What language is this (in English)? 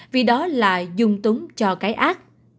Vietnamese